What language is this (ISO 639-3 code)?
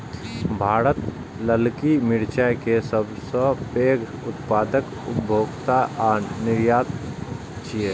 mai